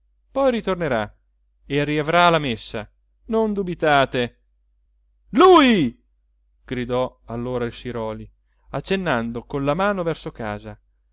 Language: Italian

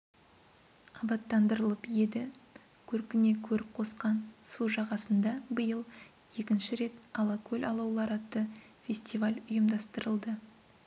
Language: Kazakh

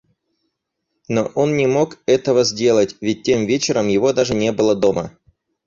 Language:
Russian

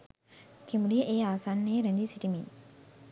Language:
Sinhala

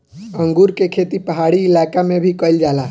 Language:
Bhojpuri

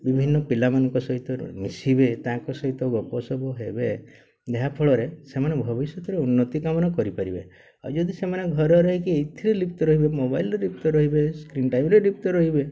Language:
Odia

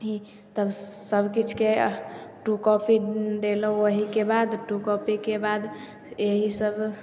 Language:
Maithili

